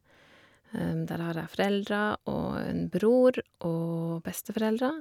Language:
Norwegian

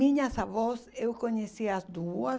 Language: Portuguese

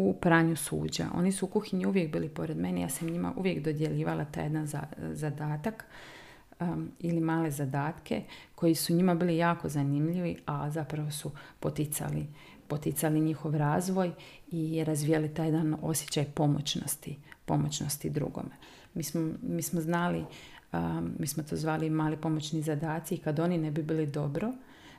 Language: Croatian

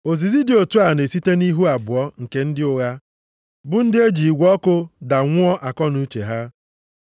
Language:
Igbo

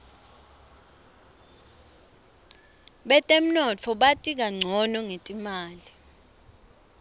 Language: Swati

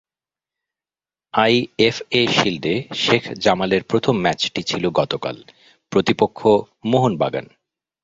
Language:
Bangla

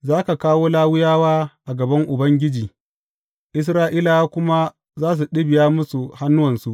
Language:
Hausa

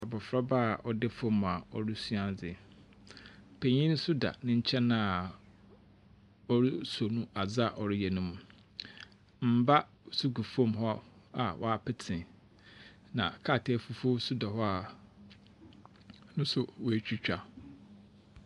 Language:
Akan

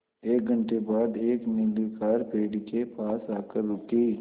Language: Hindi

